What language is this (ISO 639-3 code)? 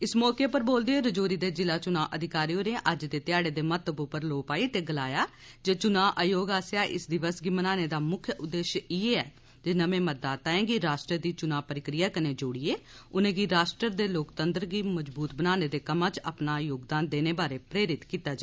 doi